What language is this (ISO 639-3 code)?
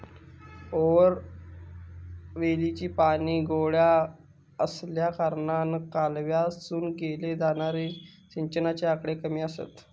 mar